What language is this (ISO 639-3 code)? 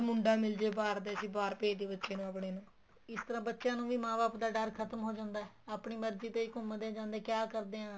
pan